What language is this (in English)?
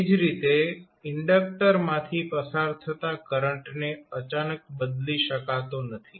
Gujarati